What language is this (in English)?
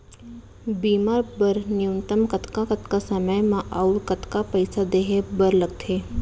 Chhattisgarhi